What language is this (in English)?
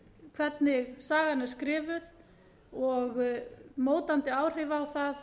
Icelandic